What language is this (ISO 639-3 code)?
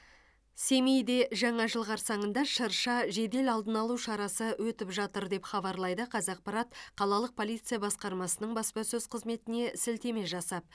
kaz